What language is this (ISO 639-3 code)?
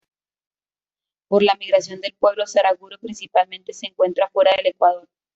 spa